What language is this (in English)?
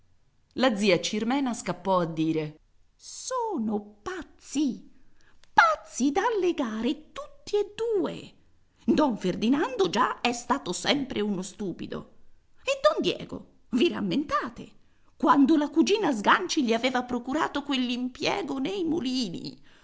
Italian